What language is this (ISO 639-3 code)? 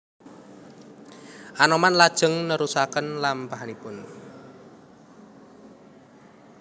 jav